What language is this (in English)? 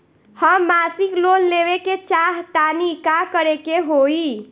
Bhojpuri